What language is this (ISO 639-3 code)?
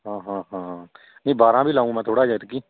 pan